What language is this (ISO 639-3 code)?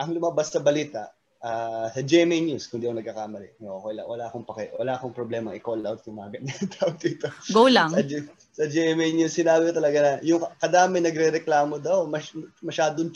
fil